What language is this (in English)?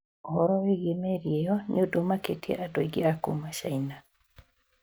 Kikuyu